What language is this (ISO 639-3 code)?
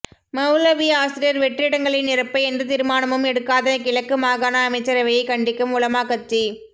tam